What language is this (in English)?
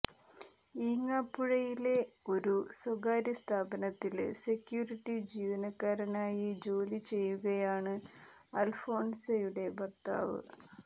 Malayalam